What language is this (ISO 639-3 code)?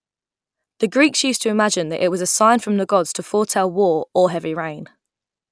eng